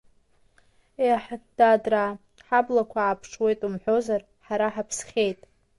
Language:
Abkhazian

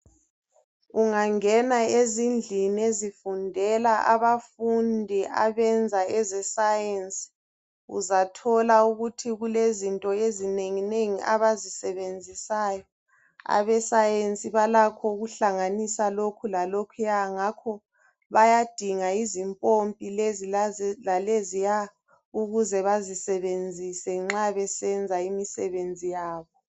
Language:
North Ndebele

